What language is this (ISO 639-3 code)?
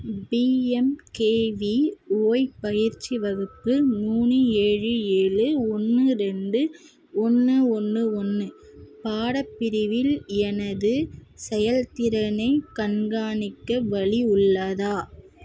tam